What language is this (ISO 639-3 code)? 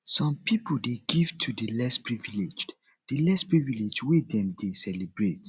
pcm